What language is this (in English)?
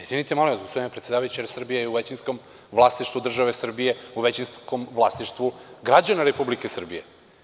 Serbian